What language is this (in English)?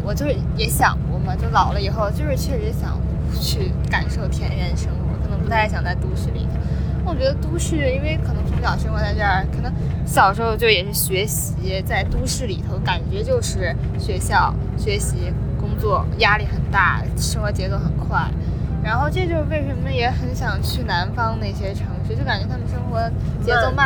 Chinese